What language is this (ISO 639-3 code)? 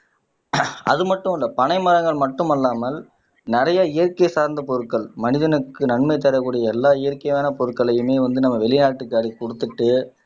tam